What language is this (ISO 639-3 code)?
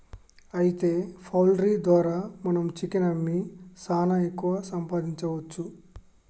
tel